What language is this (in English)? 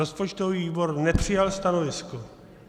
Czech